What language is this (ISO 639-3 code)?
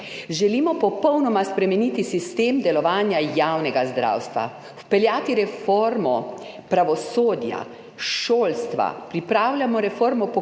slv